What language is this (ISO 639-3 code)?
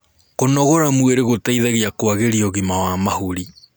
kik